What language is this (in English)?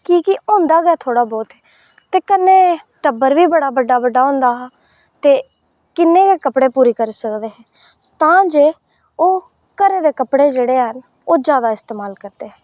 Dogri